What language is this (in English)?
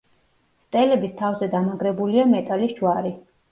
Georgian